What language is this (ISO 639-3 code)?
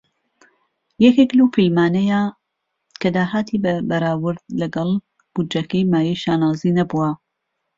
ckb